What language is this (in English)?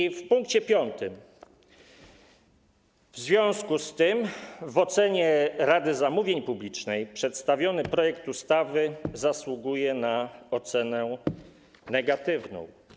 Polish